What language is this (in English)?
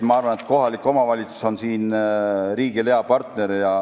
Estonian